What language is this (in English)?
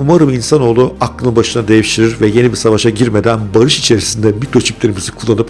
Turkish